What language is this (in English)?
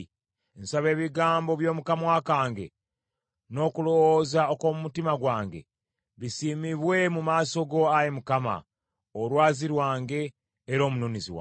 Ganda